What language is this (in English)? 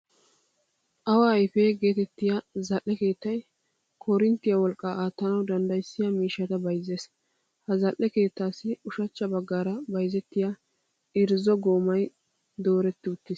Wolaytta